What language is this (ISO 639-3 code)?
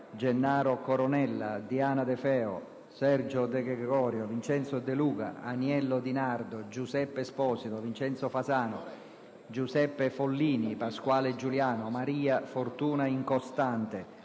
ita